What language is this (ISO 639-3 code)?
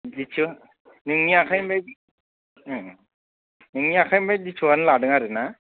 brx